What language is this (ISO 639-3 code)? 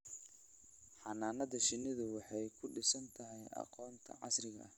som